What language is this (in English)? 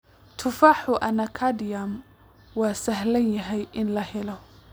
Somali